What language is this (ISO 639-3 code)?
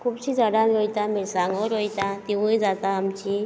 kok